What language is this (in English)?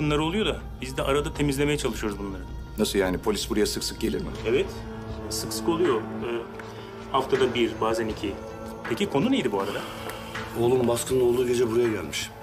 Turkish